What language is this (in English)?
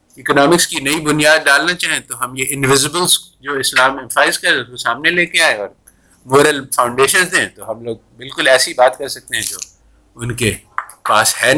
Urdu